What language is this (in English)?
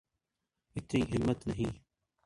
Urdu